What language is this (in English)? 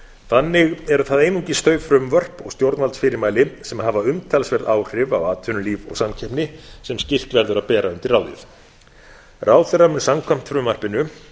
Icelandic